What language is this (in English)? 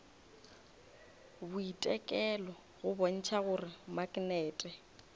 Northern Sotho